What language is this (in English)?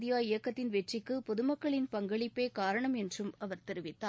Tamil